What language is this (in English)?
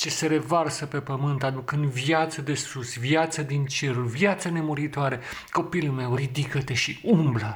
Romanian